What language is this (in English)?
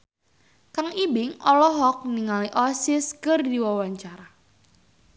Sundanese